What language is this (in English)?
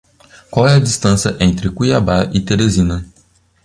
Portuguese